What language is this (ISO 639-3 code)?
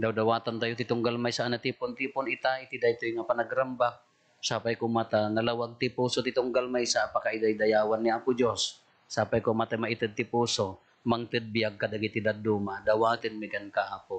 fil